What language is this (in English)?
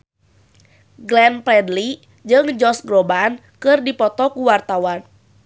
Sundanese